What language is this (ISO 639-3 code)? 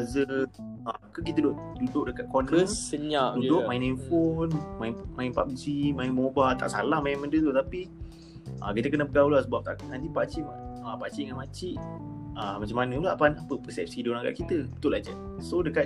msa